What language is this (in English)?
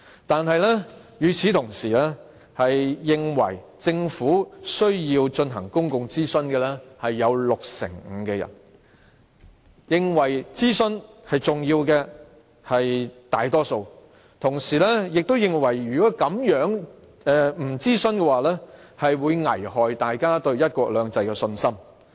Cantonese